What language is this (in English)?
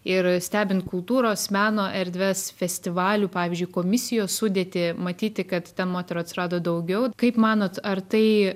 Lithuanian